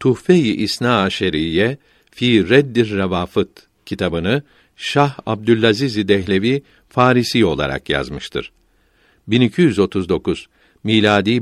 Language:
Turkish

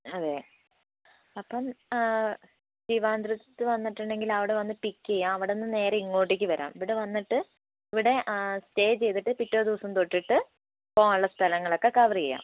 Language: Malayalam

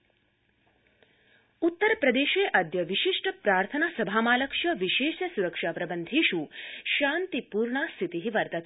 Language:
Sanskrit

